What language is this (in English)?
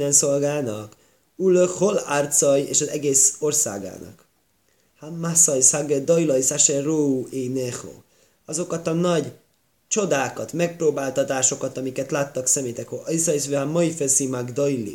Hungarian